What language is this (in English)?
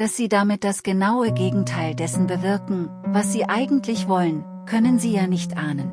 German